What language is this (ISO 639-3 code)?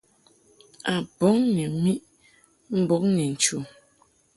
mhk